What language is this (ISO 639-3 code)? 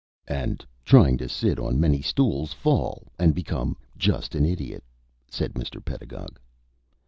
eng